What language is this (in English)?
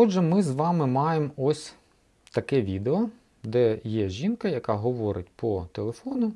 Ukrainian